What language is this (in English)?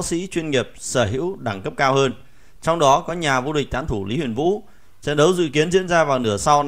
Vietnamese